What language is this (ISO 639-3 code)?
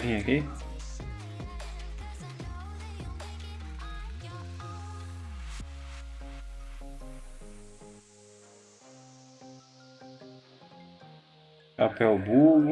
por